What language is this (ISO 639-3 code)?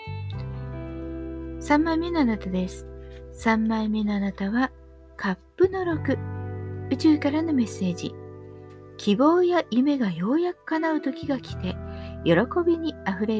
jpn